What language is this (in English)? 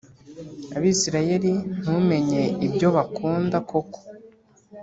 Kinyarwanda